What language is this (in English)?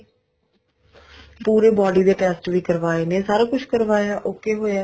Punjabi